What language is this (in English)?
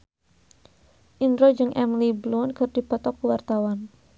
Sundanese